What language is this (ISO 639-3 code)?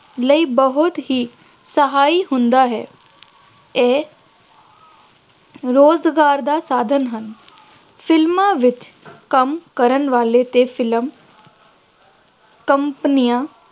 pan